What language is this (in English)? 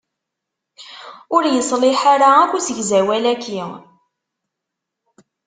Kabyle